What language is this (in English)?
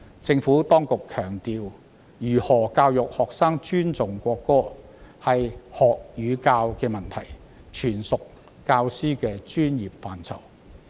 Cantonese